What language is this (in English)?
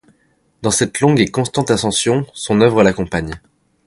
French